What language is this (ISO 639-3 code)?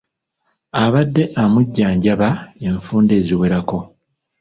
lug